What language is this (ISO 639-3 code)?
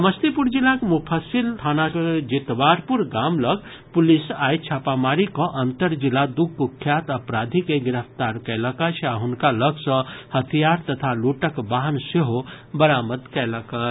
mai